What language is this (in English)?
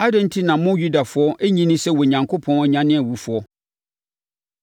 Akan